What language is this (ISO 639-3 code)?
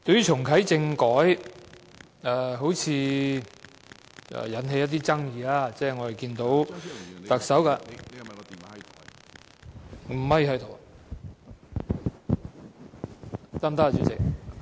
yue